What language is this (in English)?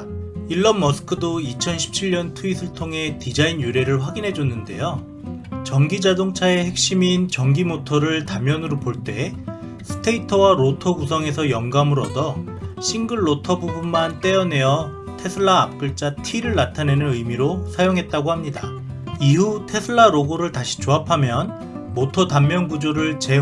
Korean